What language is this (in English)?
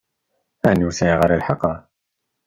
Kabyle